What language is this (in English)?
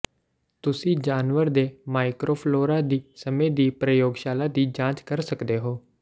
Punjabi